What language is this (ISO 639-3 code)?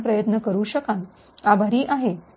mar